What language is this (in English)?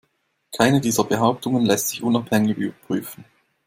German